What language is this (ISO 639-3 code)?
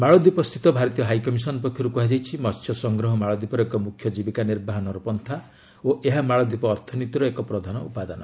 ori